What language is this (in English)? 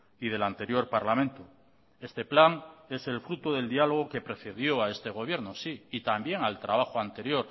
Spanish